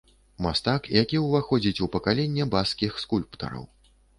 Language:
Belarusian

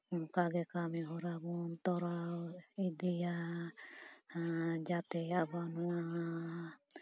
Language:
Santali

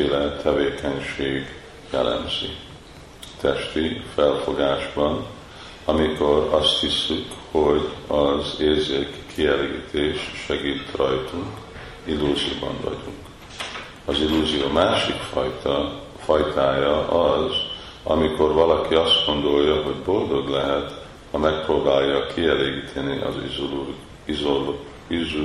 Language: Hungarian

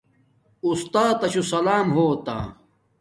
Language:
Domaaki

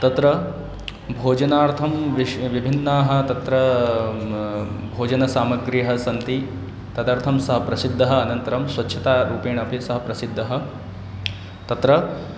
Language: Sanskrit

